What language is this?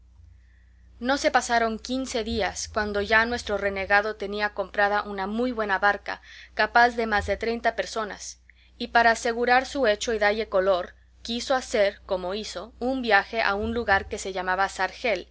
Spanish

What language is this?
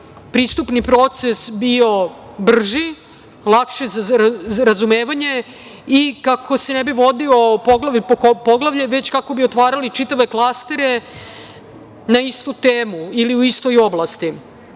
Serbian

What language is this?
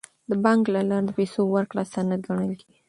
Pashto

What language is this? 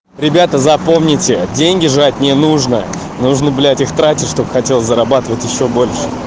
Russian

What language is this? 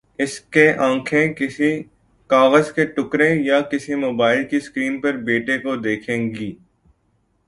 Urdu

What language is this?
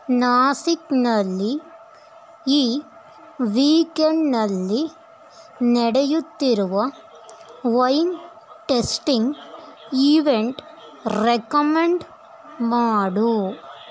Kannada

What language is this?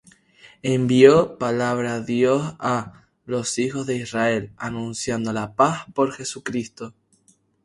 Spanish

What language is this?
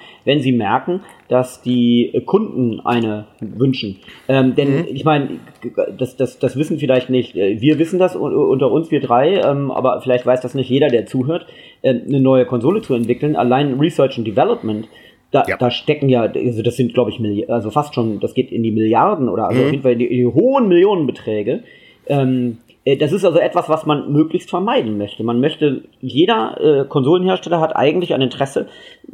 German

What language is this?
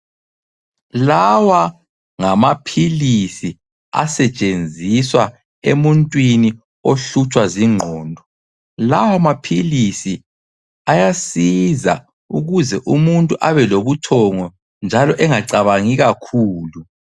North Ndebele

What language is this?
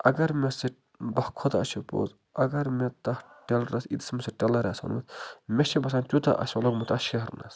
Kashmiri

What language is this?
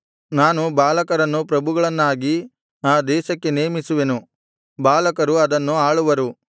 Kannada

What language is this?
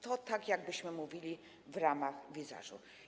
Polish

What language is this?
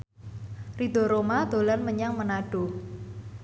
Javanese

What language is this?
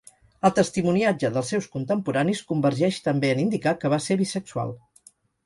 Catalan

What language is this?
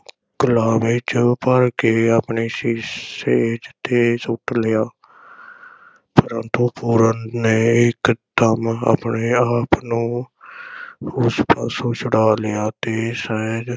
Punjabi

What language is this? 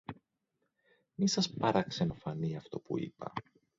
Greek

